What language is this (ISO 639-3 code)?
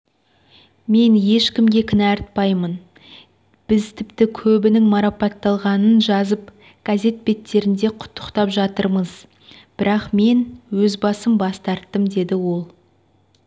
kaz